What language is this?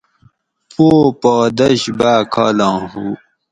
Gawri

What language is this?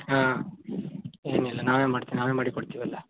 Kannada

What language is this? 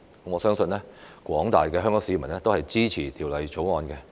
Cantonese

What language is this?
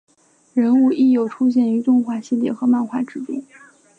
Chinese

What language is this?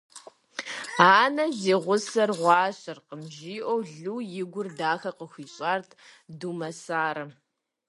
Kabardian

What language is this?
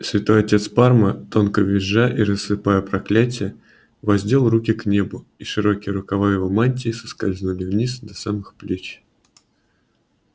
Russian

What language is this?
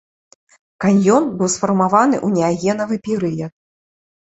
Belarusian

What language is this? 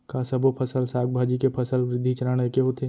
Chhattisgarhi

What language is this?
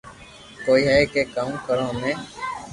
Loarki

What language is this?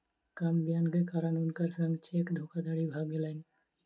Maithili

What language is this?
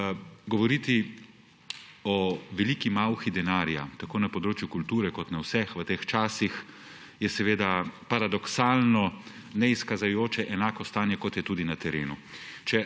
Slovenian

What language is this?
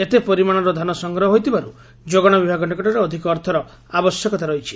Odia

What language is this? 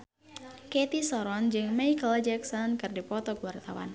Sundanese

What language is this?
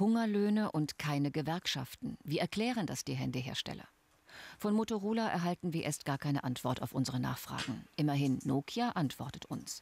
German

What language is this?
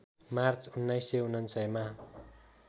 Nepali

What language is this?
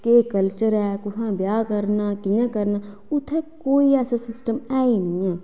Dogri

